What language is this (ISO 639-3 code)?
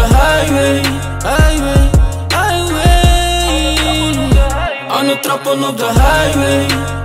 nld